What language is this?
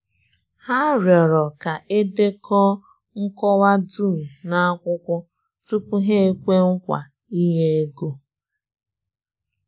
Igbo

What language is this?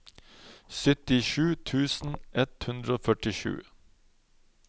Norwegian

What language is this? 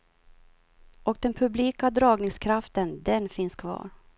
Swedish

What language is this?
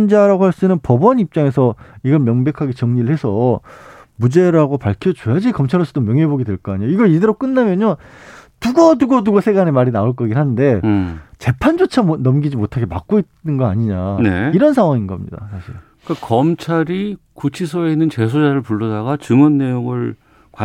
Korean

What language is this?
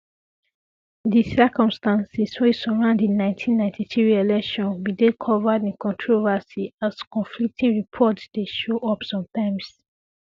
Nigerian Pidgin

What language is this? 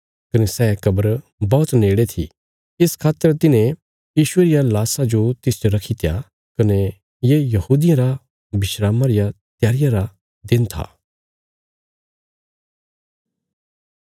Bilaspuri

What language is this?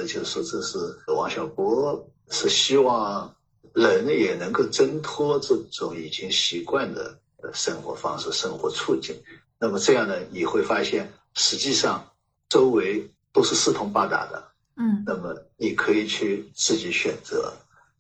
Chinese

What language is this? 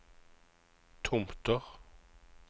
Norwegian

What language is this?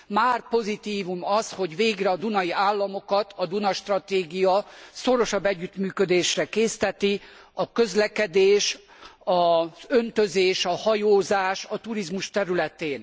Hungarian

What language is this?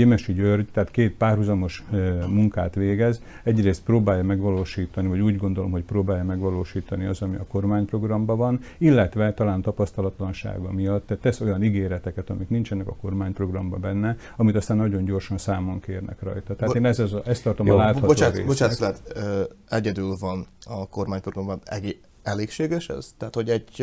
Hungarian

